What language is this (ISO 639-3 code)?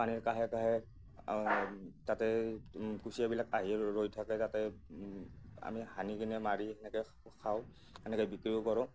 asm